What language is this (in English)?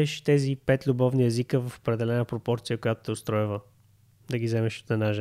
Bulgarian